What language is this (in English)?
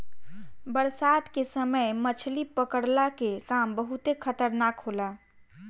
Bhojpuri